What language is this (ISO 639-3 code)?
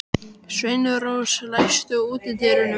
isl